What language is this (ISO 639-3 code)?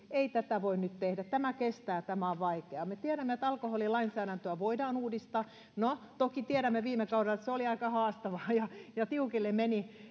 fin